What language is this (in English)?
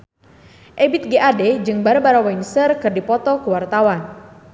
Sundanese